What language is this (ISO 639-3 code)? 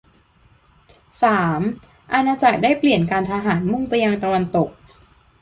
tha